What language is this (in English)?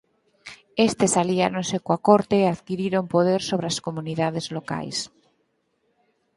Galician